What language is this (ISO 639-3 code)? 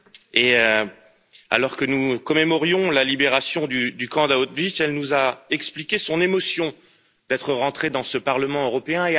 fra